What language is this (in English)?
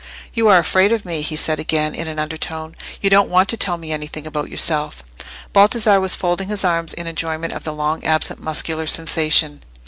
English